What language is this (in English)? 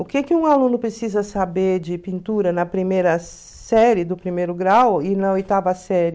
Portuguese